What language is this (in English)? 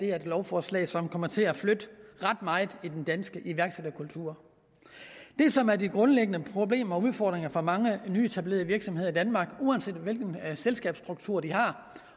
Danish